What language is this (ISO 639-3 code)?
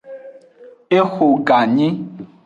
ajg